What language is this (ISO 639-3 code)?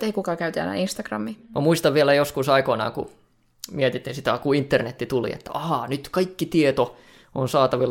fin